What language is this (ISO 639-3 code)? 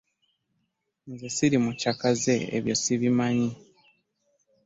lug